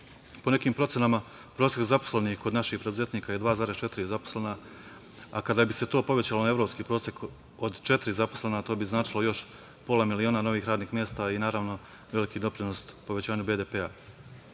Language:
Serbian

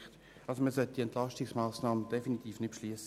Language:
Swiss German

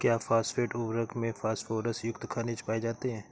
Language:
Hindi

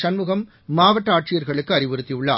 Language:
Tamil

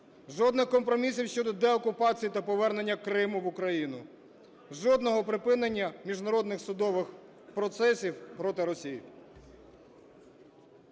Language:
Ukrainian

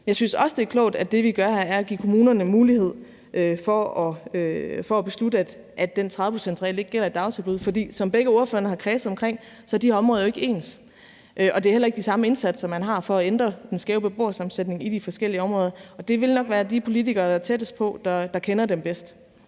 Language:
Danish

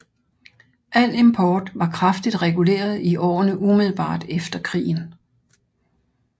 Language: Danish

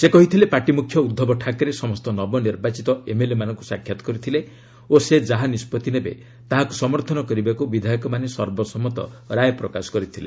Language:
Odia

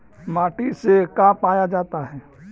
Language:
Magahi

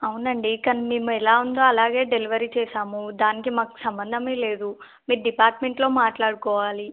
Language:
Telugu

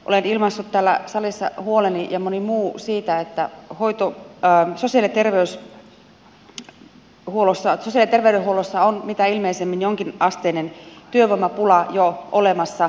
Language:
Finnish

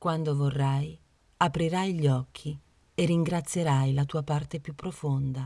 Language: Italian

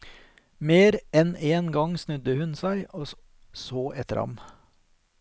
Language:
Norwegian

